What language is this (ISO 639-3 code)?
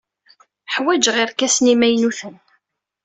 kab